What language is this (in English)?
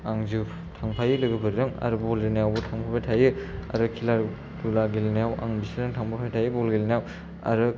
Bodo